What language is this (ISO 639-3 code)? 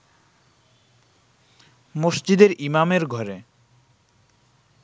ben